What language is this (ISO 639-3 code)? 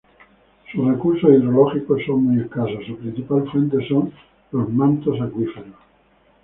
spa